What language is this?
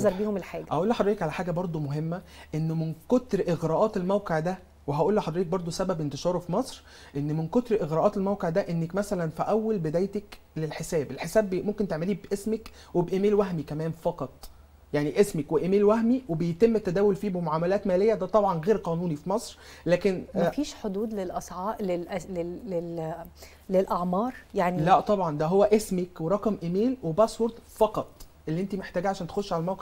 Arabic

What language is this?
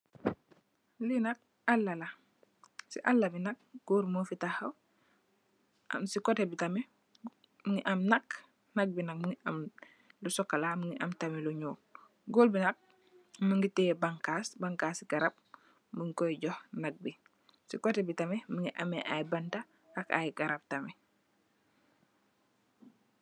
Wolof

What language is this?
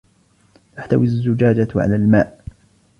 Arabic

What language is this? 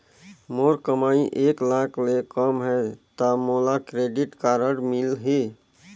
Chhattisgarhi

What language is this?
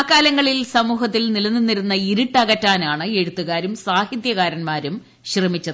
Malayalam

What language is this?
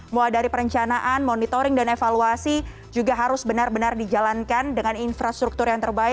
Indonesian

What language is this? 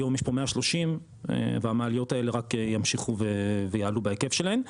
Hebrew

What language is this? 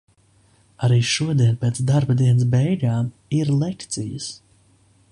Latvian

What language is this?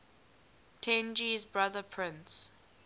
English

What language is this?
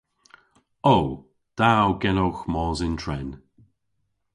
Cornish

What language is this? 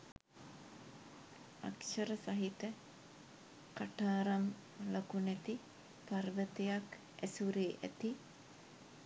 Sinhala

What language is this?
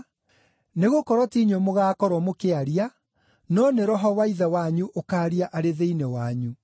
Kikuyu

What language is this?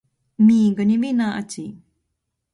Latgalian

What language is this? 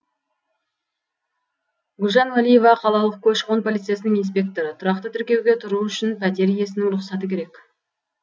Kazakh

